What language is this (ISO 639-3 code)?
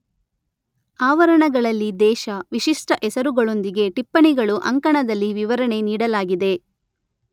kan